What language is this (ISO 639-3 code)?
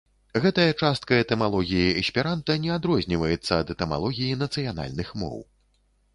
bel